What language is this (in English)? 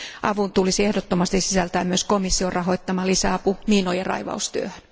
Finnish